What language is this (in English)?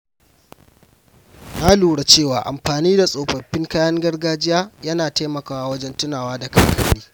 Hausa